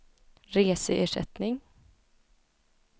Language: Swedish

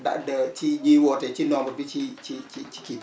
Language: Wolof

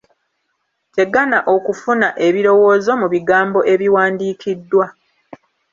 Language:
Ganda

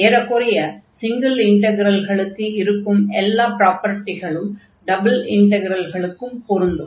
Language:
Tamil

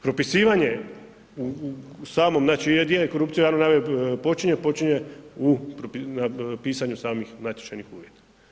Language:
Croatian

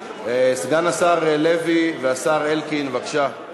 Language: Hebrew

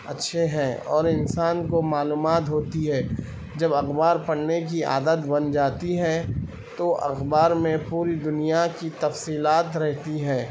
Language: Urdu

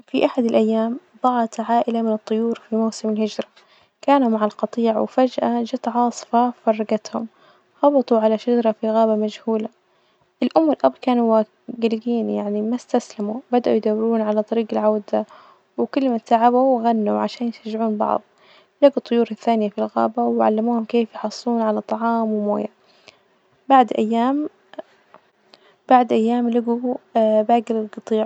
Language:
Najdi Arabic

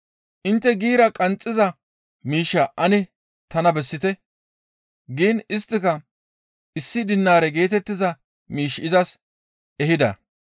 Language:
Gamo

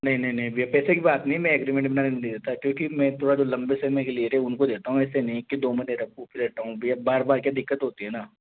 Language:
Hindi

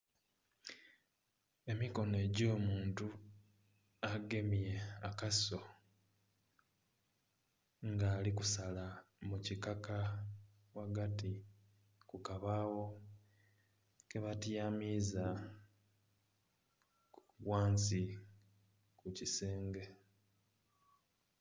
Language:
Soga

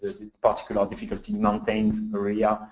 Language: English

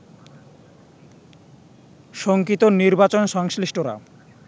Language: Bangla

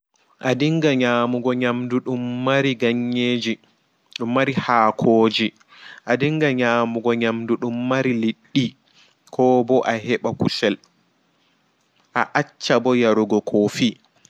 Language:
Fula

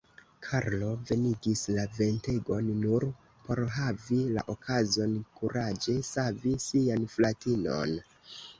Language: Esperanto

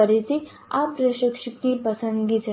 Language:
Gujarati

